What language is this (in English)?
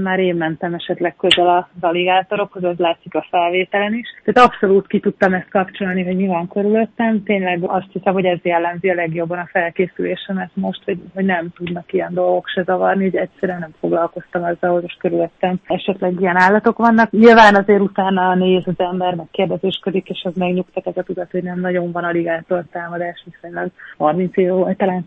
Hungarian